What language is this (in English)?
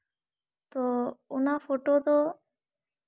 Santali